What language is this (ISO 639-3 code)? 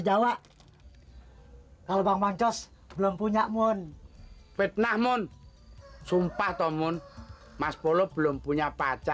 ind